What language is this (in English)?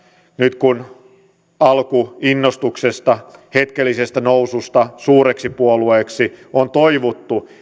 Finnish